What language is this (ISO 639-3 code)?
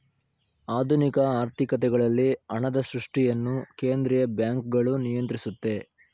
kan